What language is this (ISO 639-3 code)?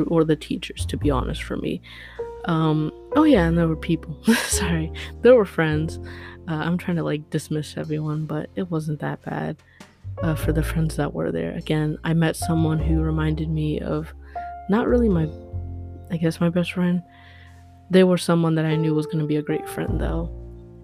eng